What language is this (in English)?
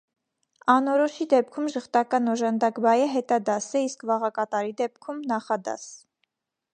Armenian